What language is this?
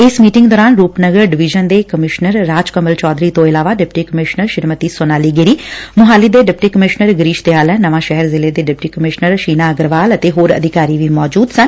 Punjabi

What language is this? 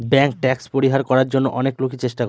Bangla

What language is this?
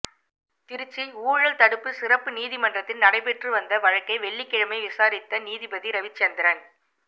Tamil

